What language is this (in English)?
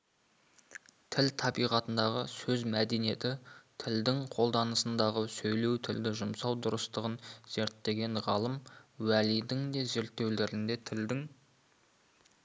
Kazakh